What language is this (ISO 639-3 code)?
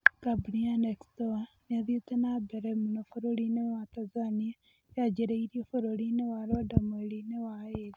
kik